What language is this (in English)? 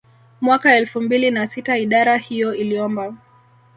Swahili